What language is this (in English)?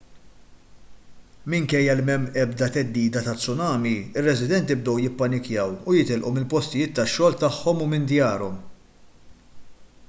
Maltese